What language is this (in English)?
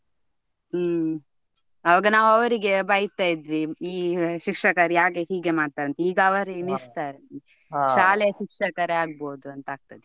Kannada